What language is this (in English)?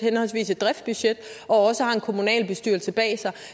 Danish